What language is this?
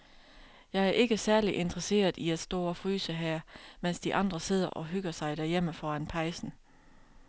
Danish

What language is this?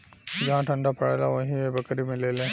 Bhojpuri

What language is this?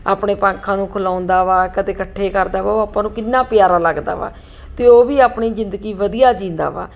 Punjabi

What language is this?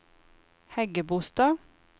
Norwegian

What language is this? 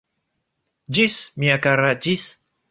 Esperanto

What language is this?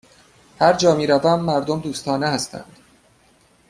Persian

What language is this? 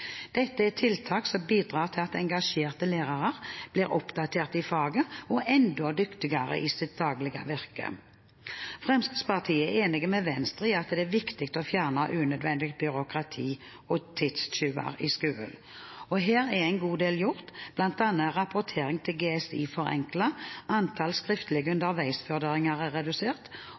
Norwegian Bokmål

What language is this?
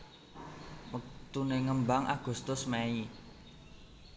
Javanese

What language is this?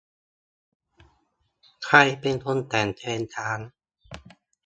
Thai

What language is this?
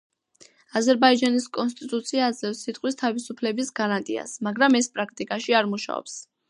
Georgian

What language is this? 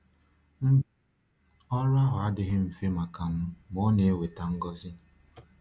Igbo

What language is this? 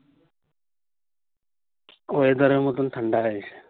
Bangla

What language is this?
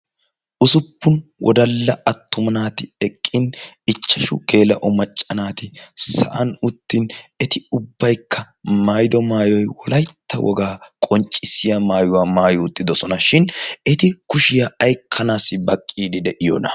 Wolaytta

